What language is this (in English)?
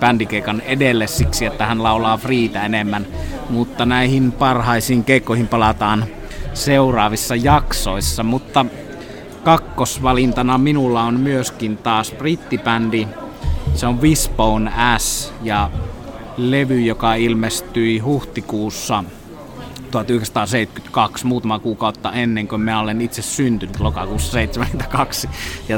Finnish